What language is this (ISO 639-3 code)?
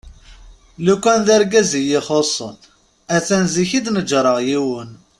kab